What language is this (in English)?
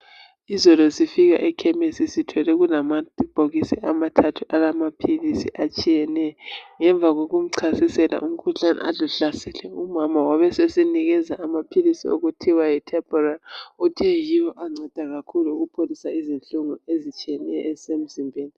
North Ndebele